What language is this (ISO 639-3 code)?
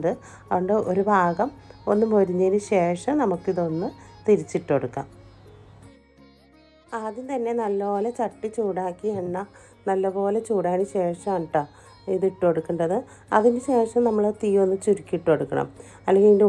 ara